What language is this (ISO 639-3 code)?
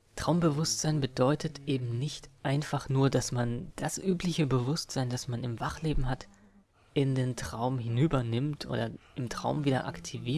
deu